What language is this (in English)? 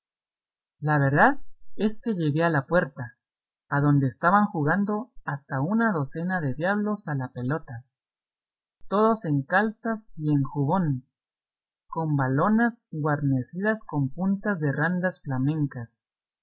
Spanish